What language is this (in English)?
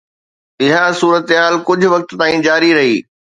Sindhi